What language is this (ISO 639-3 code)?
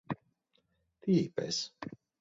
ell